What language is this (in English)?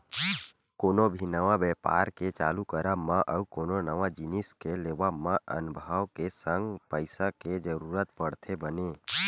Chhattisgarhi